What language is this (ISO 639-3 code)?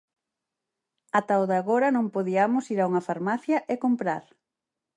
glg